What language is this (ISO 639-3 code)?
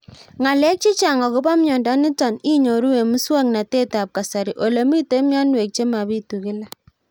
kln